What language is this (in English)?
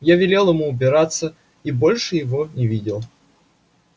Russian